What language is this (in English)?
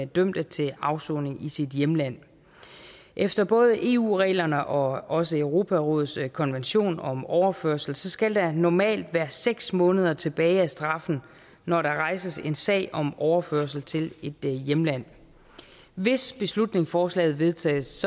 Danish